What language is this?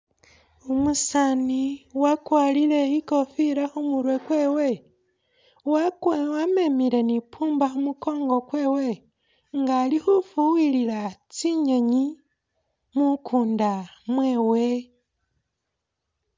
Masaaba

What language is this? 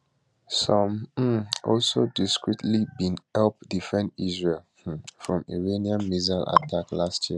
Nigerian Pidgin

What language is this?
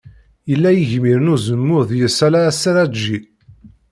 Kabyle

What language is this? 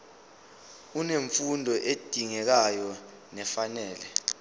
Zulu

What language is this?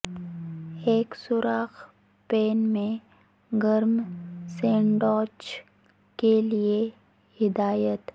Urdu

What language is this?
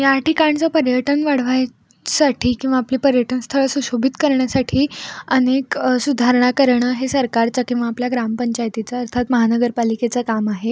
Marathi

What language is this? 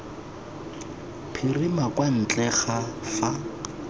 Tswana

